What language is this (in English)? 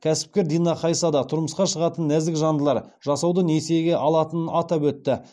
Kazakh